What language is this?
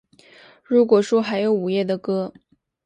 Chinese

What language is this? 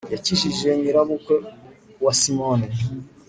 Kinyarwanda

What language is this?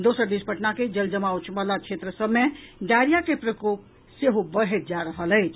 Maithili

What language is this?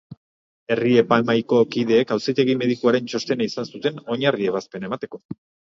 Basque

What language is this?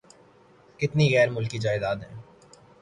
Urdu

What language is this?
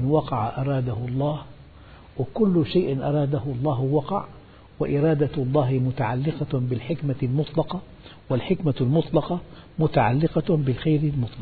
Arabic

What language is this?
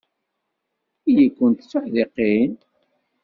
Kabyle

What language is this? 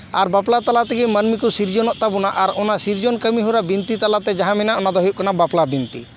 Santali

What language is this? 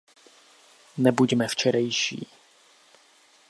Czech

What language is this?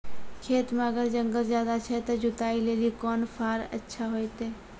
Maithili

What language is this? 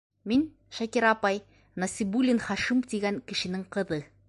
Bashkir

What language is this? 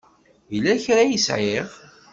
Kabyle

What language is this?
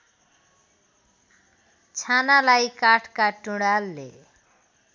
Nepali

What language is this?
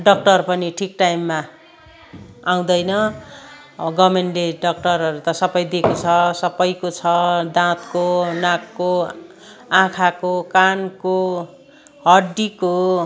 Nepali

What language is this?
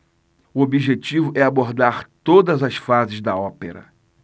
Portuguese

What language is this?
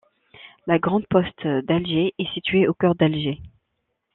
French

